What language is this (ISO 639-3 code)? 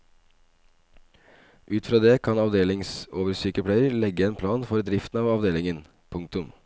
nor